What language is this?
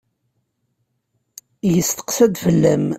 Kabyle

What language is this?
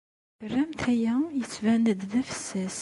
Kabyle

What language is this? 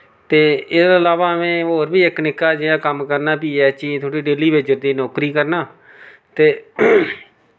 Dogri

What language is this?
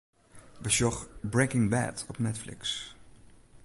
Western Frisian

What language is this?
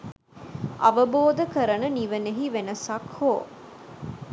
Sinhala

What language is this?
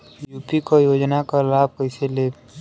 Bhojpuri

